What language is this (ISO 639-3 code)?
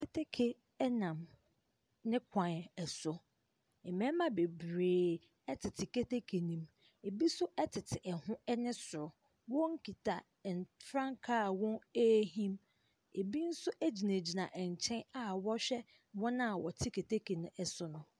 aka